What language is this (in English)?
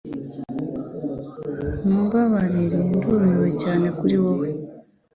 Kinyarwanda